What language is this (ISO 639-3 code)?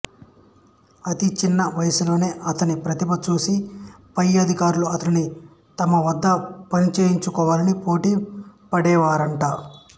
tel